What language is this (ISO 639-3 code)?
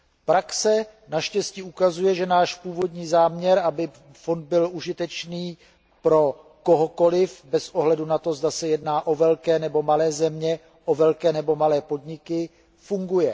ces